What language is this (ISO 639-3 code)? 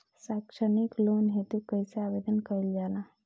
bho